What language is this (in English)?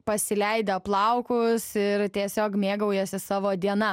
Lithuanian